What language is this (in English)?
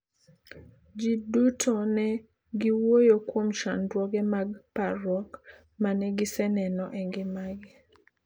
Luo (Kenya and Tanzania)